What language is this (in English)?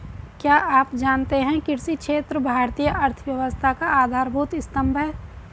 Hindi